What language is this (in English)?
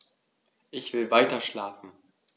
German